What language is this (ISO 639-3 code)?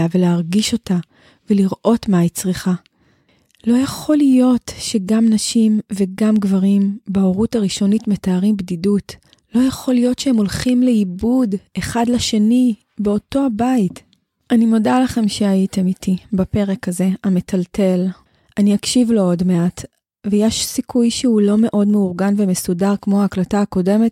heb